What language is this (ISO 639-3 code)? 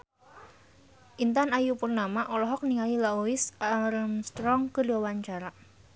sun